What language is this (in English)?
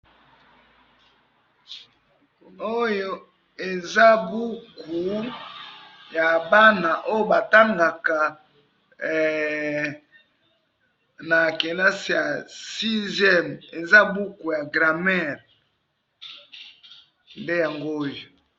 Lingala